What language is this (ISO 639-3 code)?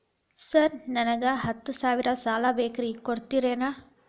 kan